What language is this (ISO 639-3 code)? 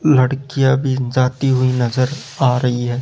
hin